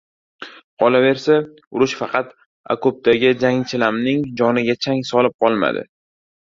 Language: Uzbek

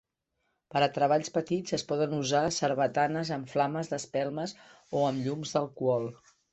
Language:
Catalan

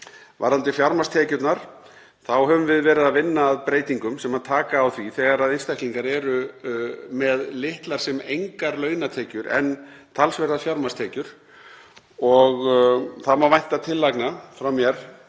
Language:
Icelandic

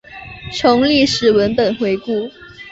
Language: Chinese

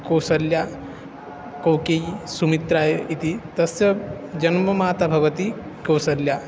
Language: Sanskrit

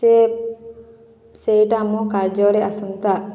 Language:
Odia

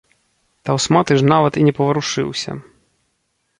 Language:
Belarusian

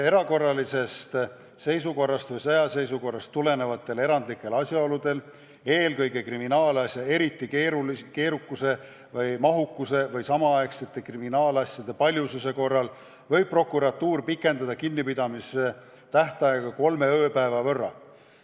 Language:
Estonian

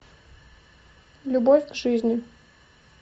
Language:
Russian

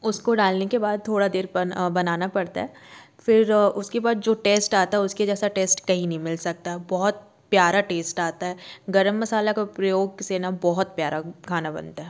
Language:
Hindi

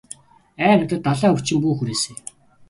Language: Mongolian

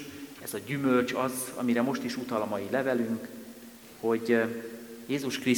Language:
Hungarian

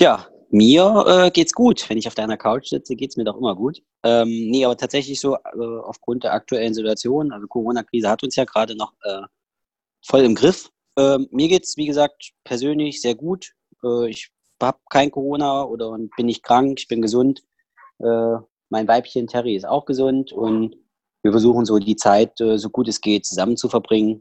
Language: German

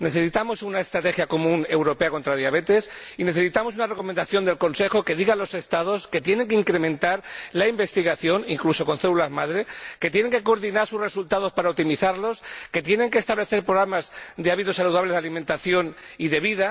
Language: Spanish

